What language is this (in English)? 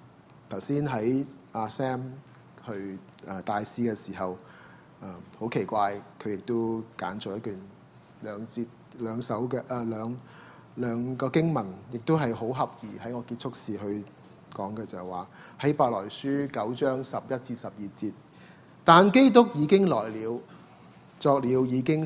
Chinese